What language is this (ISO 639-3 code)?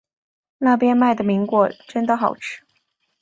zho